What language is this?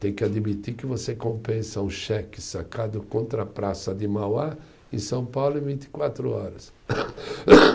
Portuguese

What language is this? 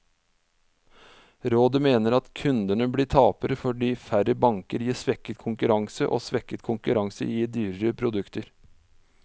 Norwegian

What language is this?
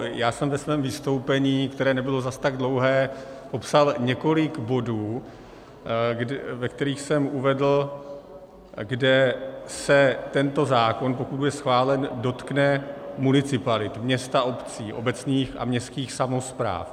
Czech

